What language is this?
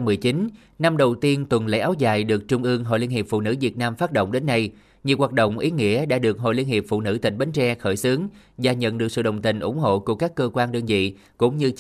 Vietnamese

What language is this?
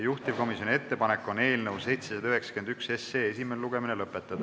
Estonian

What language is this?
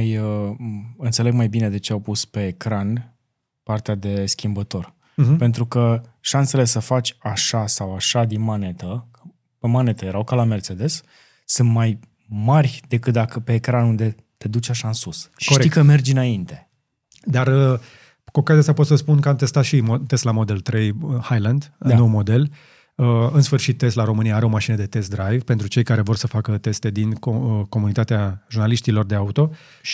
Romanian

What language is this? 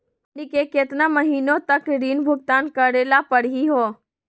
Magahi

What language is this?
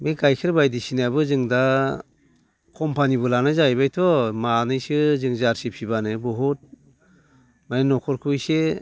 Bodo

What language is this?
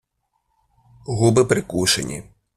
Ukrainian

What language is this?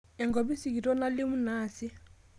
Masai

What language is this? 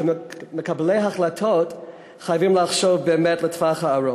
Hebrew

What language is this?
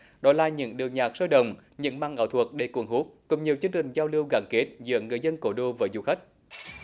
Vietnamese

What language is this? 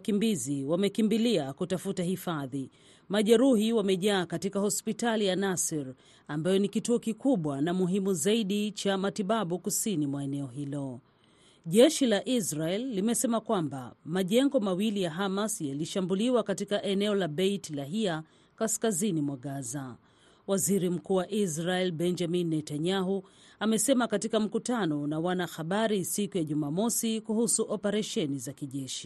Swahili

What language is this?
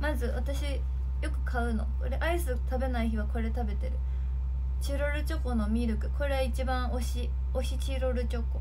Japanese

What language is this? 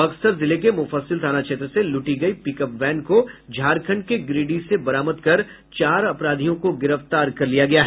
Hindi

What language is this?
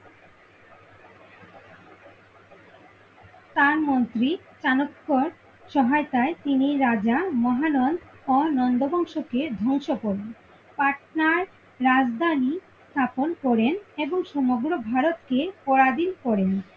Bangla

